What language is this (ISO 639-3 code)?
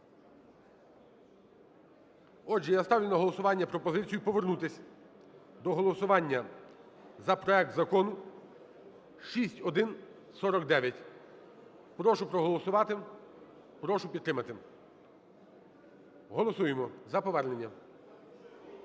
ukr